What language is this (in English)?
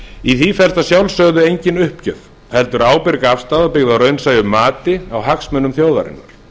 Icelandic